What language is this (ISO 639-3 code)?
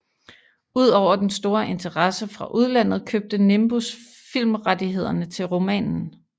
dan